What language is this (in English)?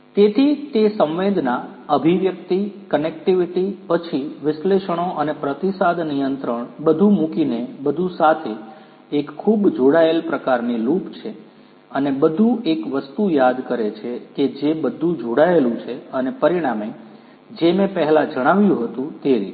Gujarati